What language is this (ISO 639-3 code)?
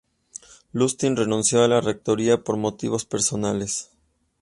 spa